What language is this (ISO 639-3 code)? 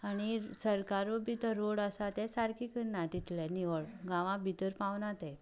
kok